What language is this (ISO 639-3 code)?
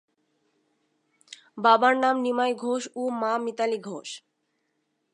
ben